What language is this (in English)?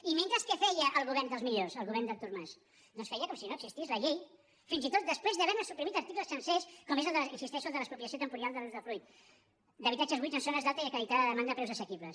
Catalan